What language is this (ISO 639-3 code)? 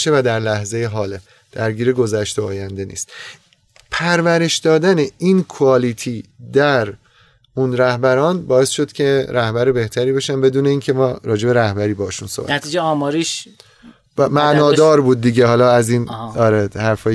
fas